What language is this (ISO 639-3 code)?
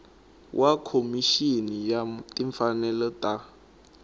tso